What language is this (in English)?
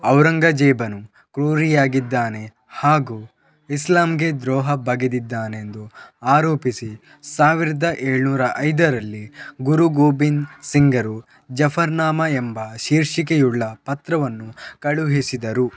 Kannada